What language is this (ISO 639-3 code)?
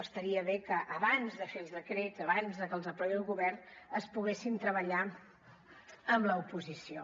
cat